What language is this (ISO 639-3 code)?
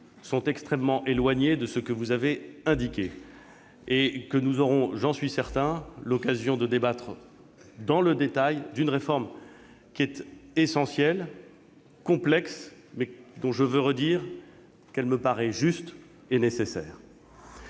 fra